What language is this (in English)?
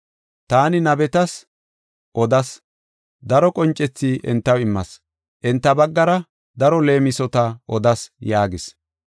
Gofa